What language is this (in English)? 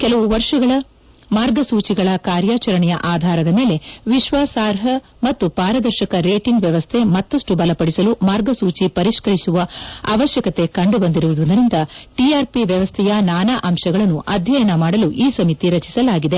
Kannada